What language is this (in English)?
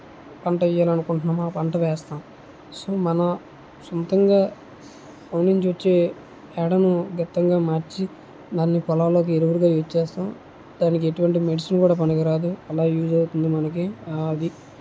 Telugu